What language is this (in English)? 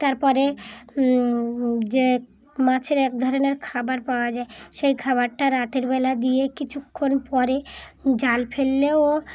Bangla